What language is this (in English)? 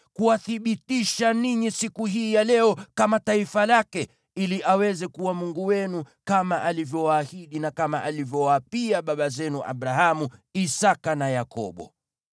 Swahili